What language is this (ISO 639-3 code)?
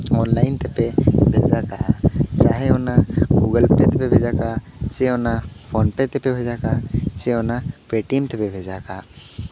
sat